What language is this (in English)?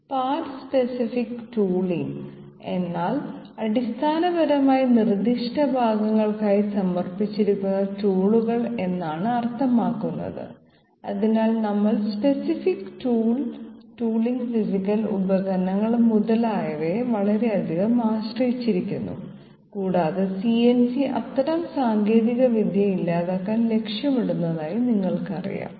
Malayalam